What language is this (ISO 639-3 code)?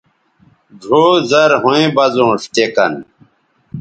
btv